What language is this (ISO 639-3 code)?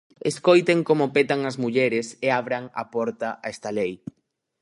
glg